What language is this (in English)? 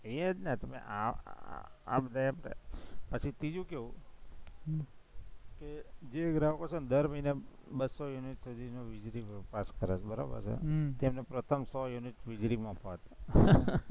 Gujarati